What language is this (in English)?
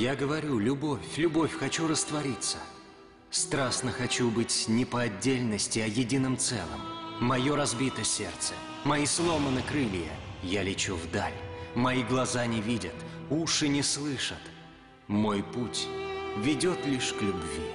Russian